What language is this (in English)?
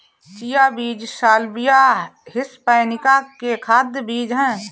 Hindi